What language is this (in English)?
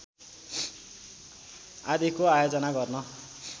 Nepali